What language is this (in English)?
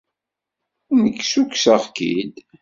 Kabyle